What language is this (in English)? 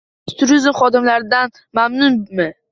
Uzbek